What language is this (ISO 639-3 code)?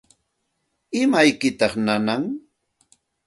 qxt